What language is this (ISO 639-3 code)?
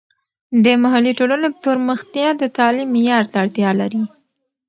pus